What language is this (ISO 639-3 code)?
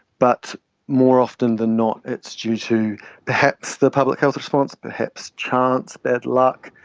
eng